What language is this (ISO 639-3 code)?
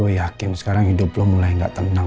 ind